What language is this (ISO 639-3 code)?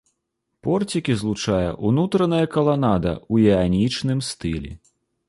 bel